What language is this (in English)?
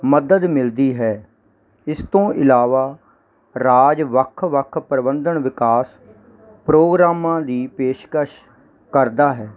Punjabi